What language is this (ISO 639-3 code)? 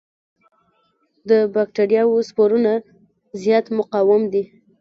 pus